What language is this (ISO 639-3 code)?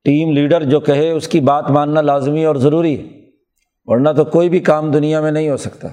urd